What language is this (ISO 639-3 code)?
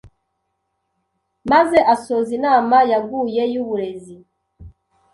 kin